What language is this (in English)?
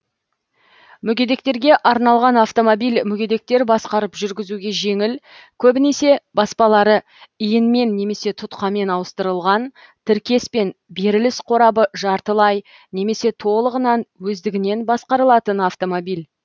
Kazakh